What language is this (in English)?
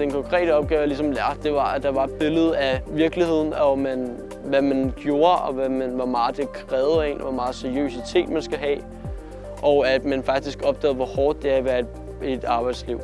Danish